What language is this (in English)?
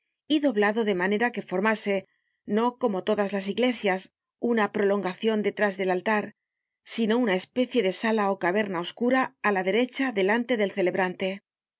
Spanish